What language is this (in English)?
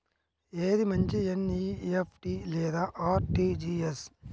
Telugu